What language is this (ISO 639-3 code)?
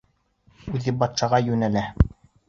bak